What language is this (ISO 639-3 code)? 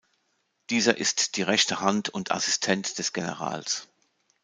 deu